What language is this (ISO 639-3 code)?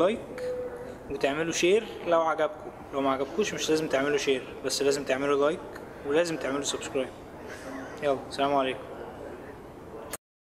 ara